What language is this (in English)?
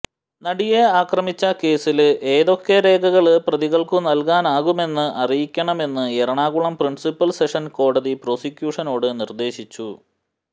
Malayalam